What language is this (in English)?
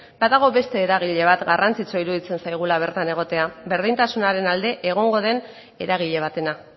Basque